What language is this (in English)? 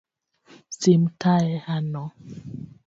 Luo (Kenya and Tanzania)